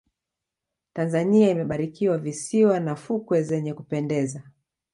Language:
Swahili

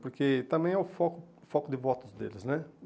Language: Portuguese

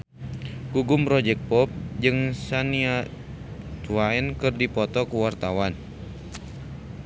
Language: Sundanese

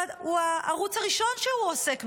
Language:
Hebrew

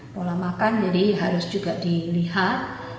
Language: Indonesian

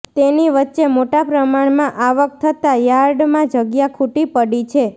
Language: Gujarati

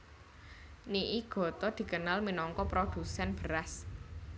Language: Javanese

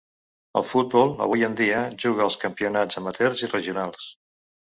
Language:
Catalan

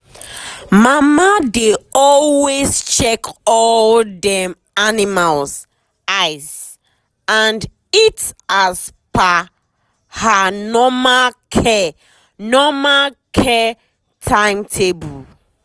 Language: Nigerian Pidgin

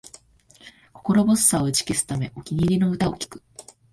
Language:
Japanese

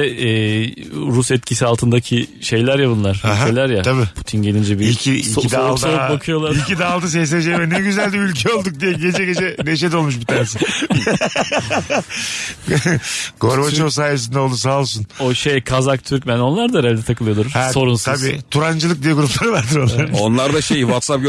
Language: Turkish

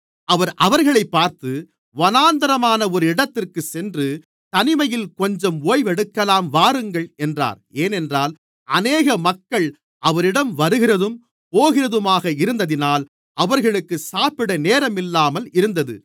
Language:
Tamil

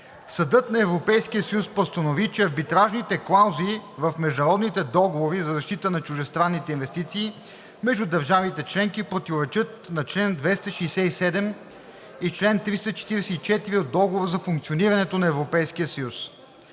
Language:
Bulgarian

